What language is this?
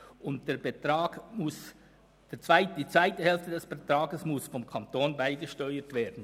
Swiss German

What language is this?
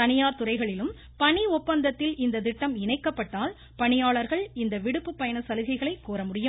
Tamil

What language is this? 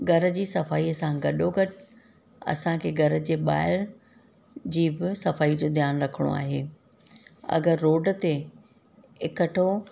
Sindhi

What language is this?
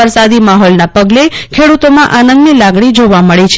Gujarati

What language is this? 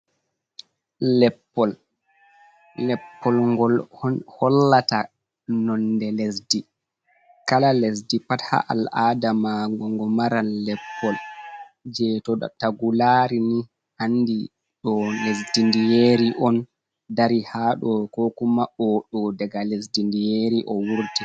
Fula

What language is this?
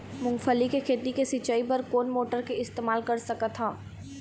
Chhattisgarhi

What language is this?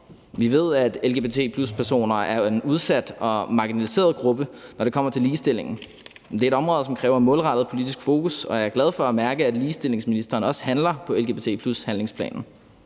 Danish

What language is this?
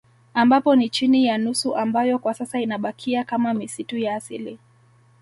Swahili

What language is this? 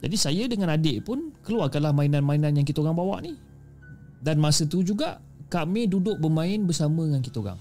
Malay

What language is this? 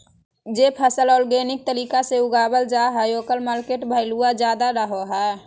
Magahi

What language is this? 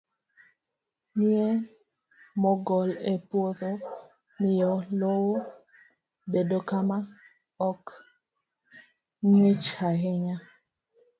Luo (Kenya and Tanzania)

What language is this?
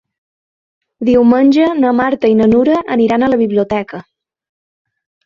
Catalan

